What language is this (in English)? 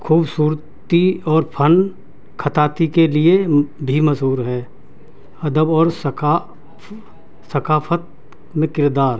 Urdu